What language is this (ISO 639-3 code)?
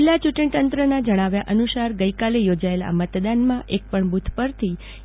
guj